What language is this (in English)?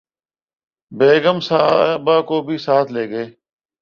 Urdu